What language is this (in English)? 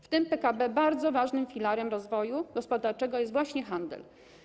Polish